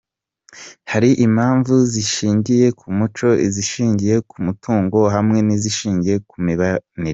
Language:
Kinyarwanda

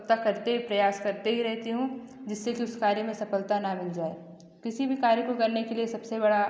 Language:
Hindi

